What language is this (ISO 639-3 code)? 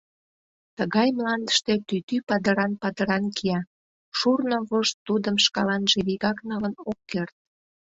chm